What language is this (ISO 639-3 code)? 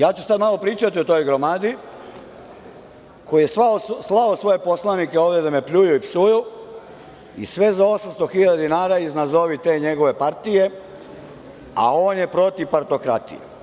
srp